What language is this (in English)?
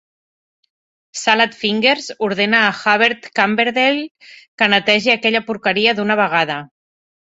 Catalan